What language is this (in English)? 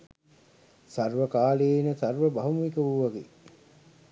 Sinhala